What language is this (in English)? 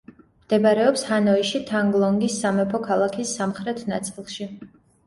Georgian